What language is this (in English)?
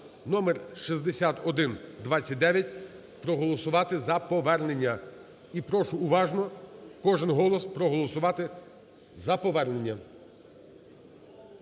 Ukrainian